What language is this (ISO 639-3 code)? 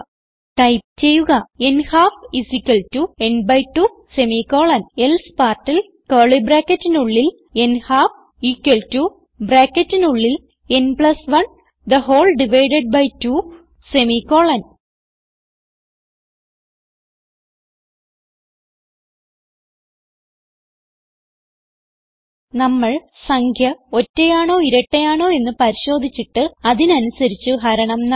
mal